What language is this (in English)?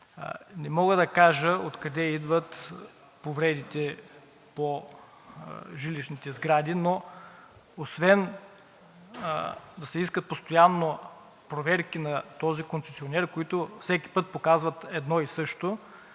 Bulgarian